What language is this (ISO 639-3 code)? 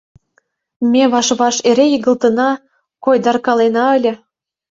chm